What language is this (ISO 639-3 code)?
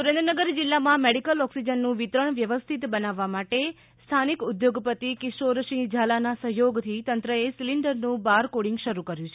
guj